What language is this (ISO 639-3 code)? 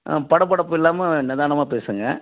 tam